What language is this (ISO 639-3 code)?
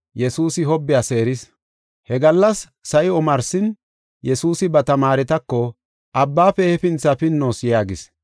gof